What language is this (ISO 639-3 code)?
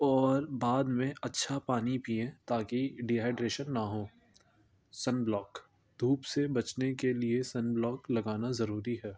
urd